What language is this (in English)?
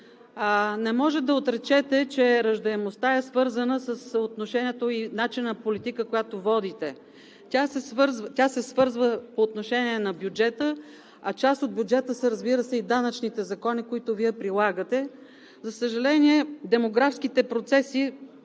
Bulgarian